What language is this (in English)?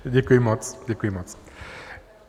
Czech